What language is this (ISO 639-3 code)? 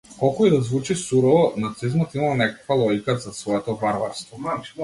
mkd